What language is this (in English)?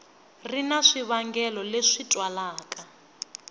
Tsonga